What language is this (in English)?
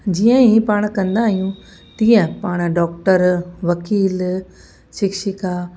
Sindhi